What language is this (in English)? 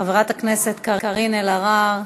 Hebrew